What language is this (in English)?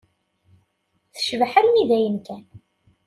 Kabyle